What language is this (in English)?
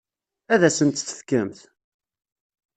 Kabyle